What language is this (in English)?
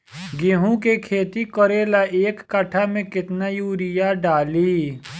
Bhojpuri